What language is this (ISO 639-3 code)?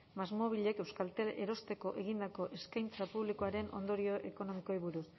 eus